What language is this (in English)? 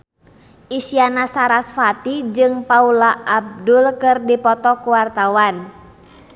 Sundanese